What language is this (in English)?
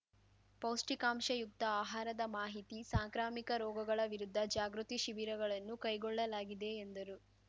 Kannada